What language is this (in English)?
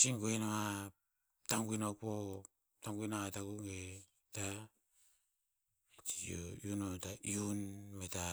Tinputz